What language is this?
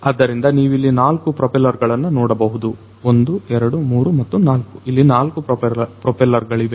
Kannada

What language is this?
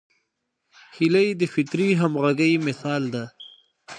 Pashto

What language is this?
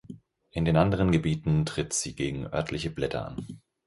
German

